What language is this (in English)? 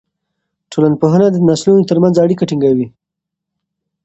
Pashto